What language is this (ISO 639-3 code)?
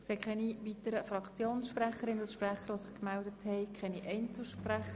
gsw